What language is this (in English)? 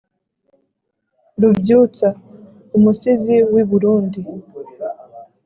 Kinyarwanda